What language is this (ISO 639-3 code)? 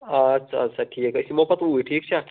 kas